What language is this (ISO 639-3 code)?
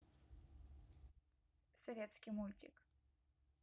rus